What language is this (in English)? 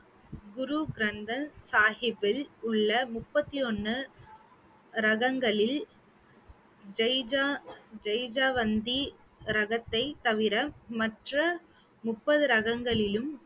Tamil